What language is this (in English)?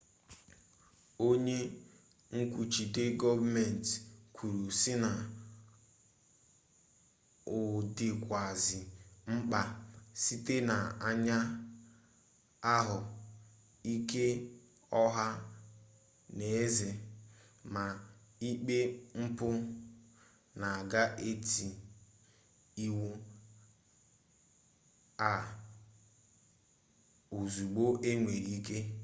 Igbo